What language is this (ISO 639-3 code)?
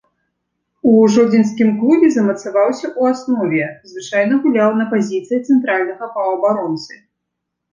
bel